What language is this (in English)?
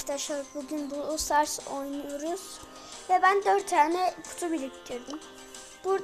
Turkish